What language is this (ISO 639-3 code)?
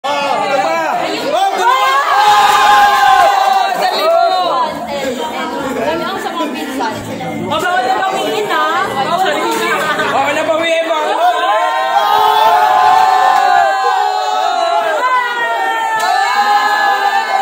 ara